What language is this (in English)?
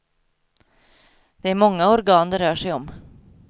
Swedish